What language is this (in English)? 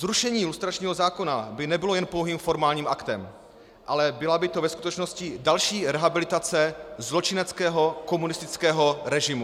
Czech